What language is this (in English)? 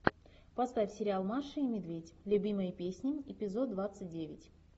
Russian